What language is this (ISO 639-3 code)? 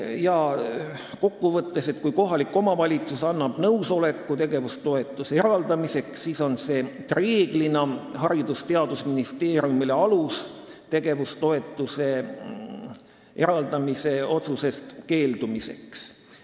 est